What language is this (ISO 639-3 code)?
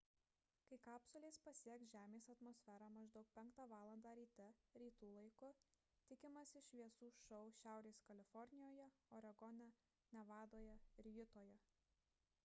lit